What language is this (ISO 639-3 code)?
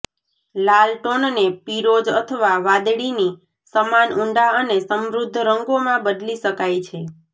guj